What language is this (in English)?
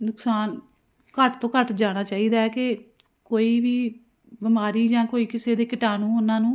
Punjabi